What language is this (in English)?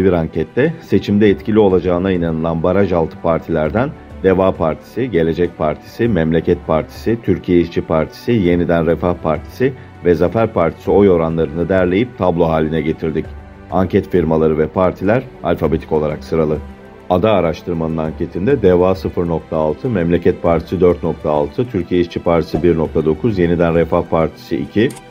Turkish